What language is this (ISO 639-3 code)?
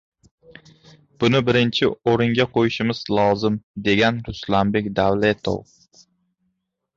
uzb